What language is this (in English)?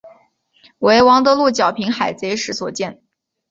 Chinese